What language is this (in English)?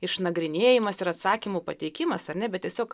Lithuanian